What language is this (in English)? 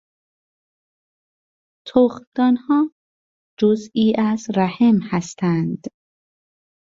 Persian